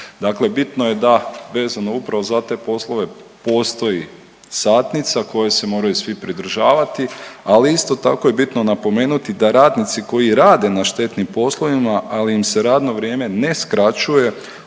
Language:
Croatian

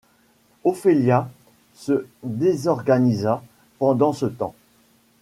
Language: French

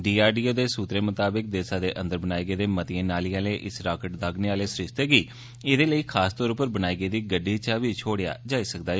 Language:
Dogri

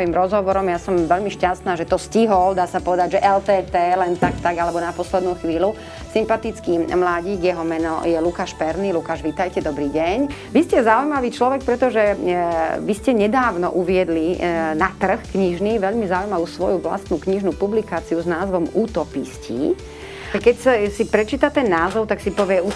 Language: Slovak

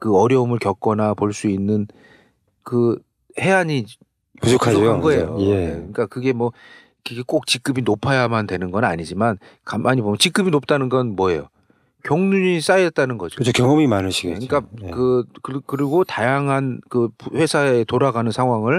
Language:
Korean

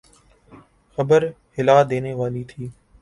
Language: Urdu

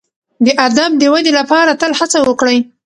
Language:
Pashto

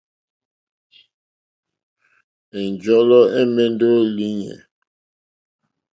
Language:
Mokpwe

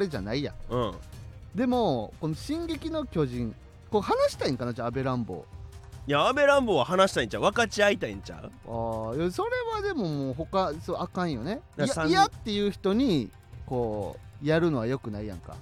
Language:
Japanese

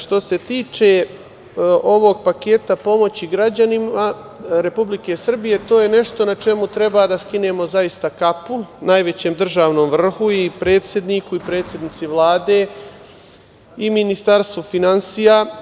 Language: Serbian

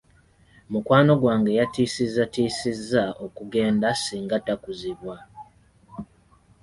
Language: Ganda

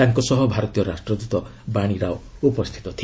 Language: Odia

